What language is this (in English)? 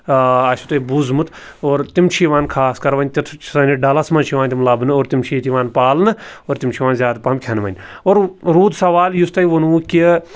Kashmiri